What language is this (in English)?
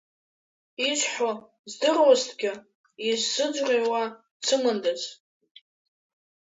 Abkhazian